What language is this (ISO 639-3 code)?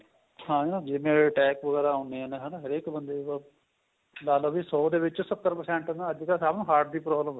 pan